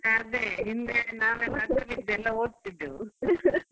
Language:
Kannada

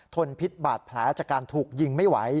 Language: Thai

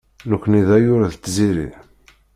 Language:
Kabyle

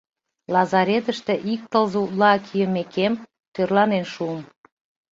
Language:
Mari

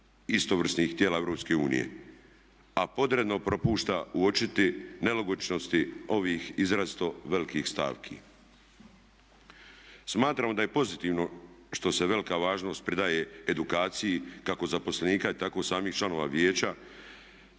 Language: Croatian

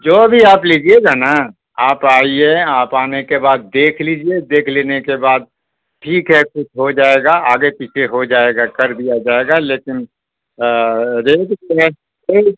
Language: Urdu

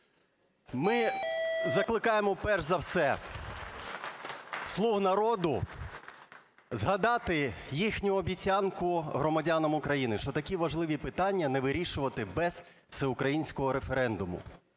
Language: Ukrainian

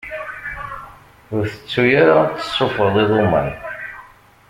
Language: Kabyle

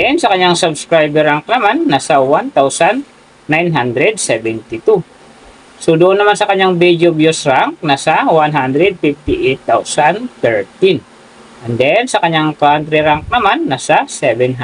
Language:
Filipino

